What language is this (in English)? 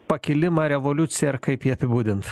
Lithuanian